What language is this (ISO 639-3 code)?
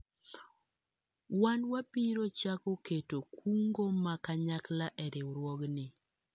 luo